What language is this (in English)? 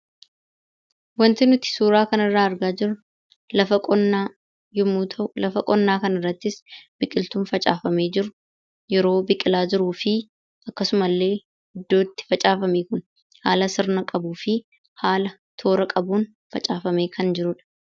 Oromo